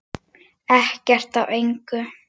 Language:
Icelandic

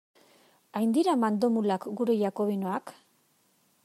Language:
Basque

